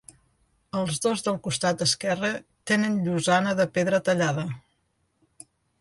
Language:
Catalan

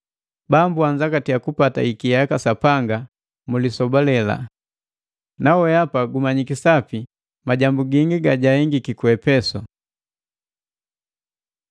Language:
Matengo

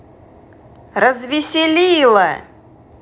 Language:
Russian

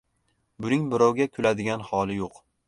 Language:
Uzbek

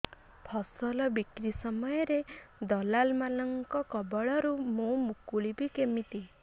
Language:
Odia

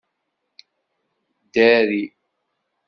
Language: Kabyle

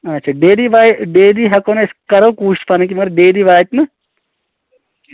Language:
Kashmiri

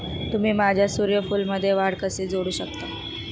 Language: Marathi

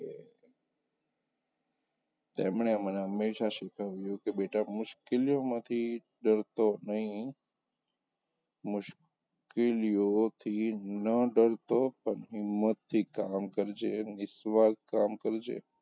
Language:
Gujarati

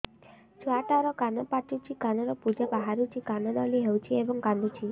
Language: Odia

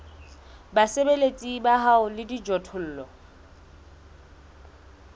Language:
Southern Sotho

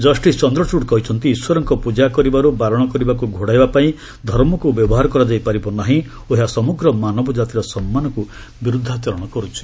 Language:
Odia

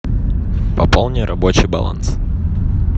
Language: Russian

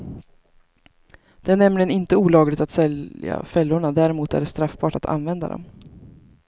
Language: Swedish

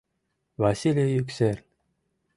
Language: Mari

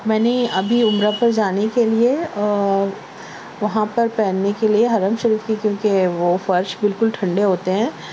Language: Urdu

